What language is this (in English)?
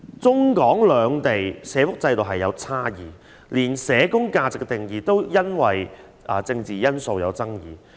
Cantonese